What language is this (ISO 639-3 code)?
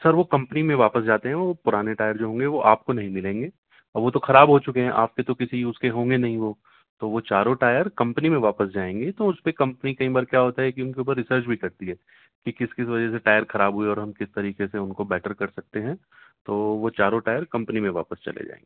urd